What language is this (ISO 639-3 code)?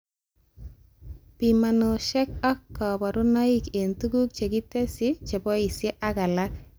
kln